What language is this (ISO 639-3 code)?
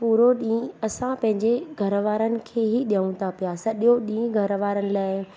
snd